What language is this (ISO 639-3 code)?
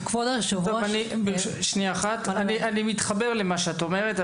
heb